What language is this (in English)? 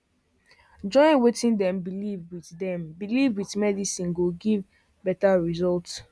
Nigerian Pidgin